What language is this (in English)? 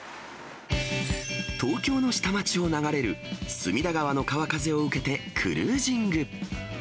Japanese